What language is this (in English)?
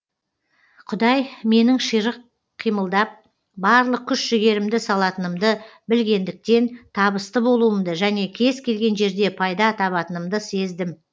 Kazakh